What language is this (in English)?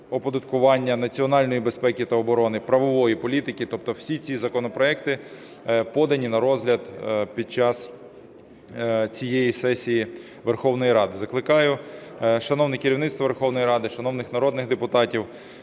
Ukrainian